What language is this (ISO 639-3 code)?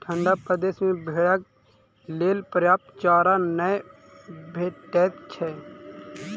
mai